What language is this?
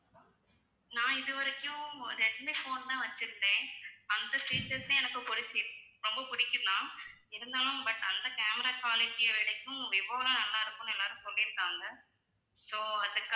Tamil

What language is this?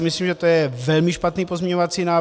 Czech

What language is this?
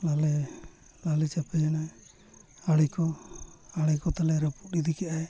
Santali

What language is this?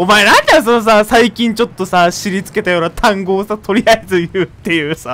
Japanese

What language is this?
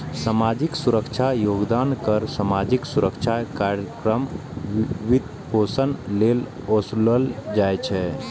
Maithili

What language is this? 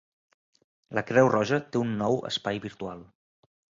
Catalan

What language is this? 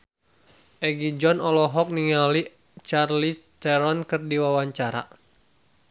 Sundanese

